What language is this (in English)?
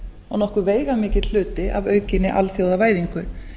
Icelandic